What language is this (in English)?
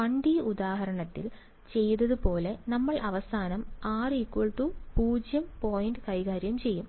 Malayalam